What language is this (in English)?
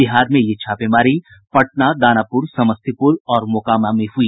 Hindi